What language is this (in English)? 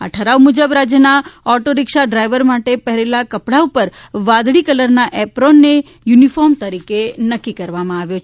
Gujarati